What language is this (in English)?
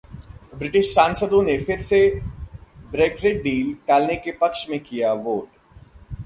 Hindi